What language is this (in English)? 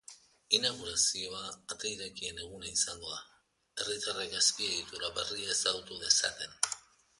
Basque